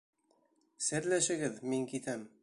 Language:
Bashkir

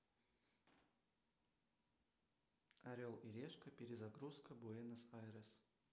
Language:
Russian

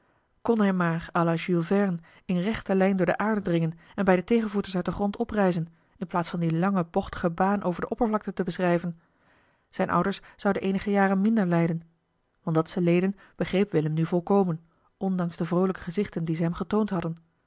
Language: Dutch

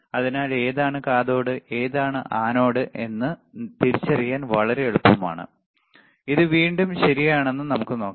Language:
Malayalam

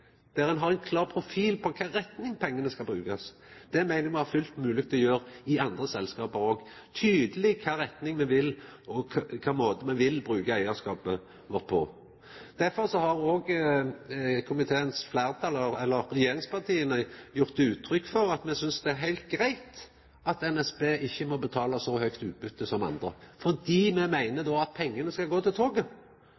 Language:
Norwegian Nynorsk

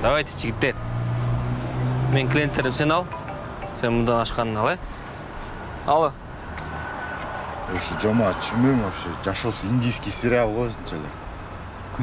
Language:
Russian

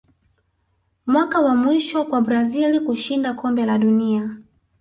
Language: Swahili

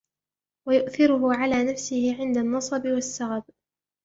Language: Arabic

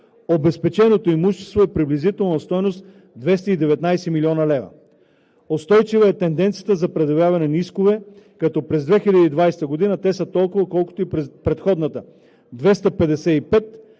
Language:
Bulgarian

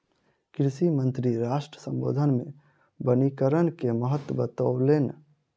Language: Maithili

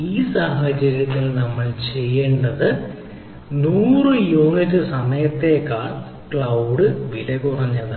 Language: Malayalam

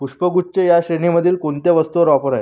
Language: Marathi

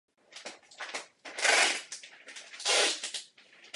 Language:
Czech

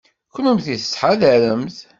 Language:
Kabyle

